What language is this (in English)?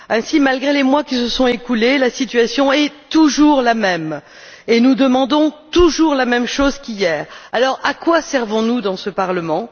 French